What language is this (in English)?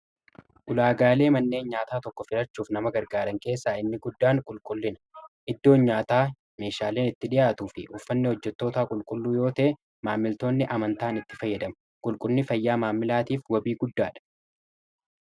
Oromo